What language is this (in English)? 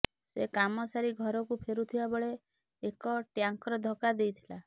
Odia